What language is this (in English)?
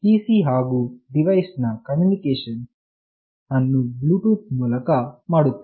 Kannada